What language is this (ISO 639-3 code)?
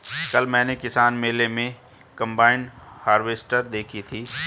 hin